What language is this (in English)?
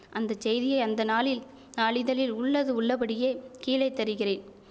Tamil